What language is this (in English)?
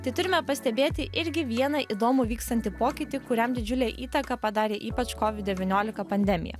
Lithuanian